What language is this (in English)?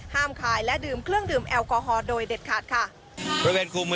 Thai